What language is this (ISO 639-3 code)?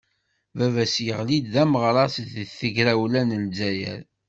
kab